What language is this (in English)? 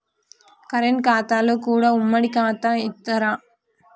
Telugu